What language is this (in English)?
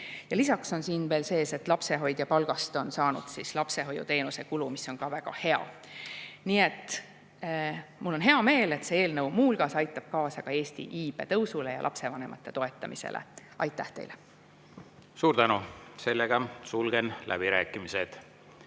Estonian